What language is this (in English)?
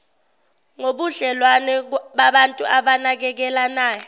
Zulu